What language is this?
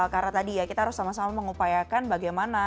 Indonesian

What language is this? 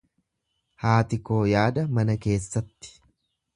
Oromo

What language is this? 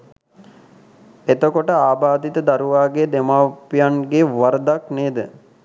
Sinhala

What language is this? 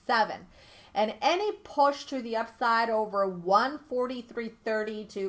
English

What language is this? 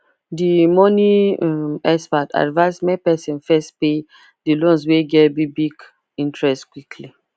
Nigerian Pidgin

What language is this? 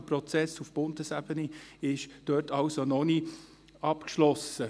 Swiss German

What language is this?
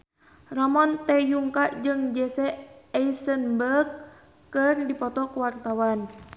Sundanese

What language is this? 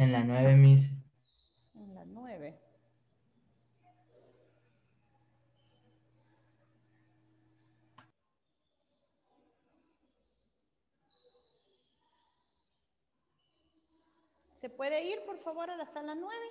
Spanish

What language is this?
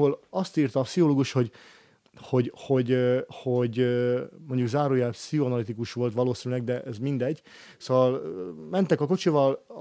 Hungarian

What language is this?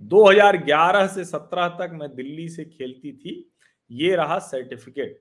Hindi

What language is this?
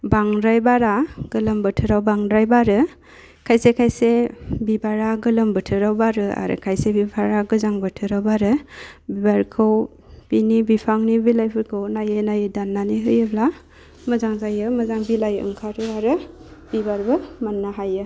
Bodo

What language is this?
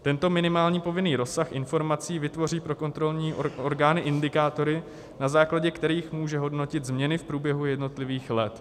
Czech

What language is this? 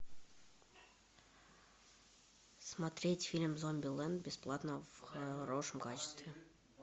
Russian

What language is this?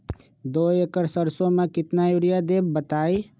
Magahi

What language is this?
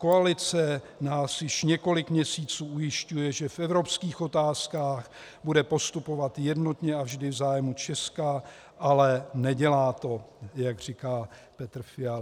Czech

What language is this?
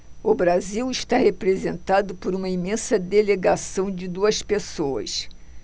Portuguese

